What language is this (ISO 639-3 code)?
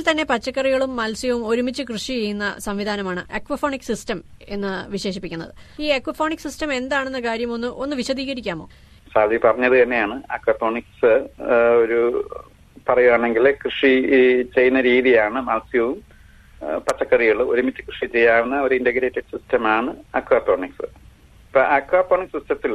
mal